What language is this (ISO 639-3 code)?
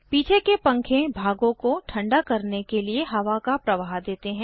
hin